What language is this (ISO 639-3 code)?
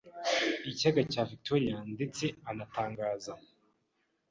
kin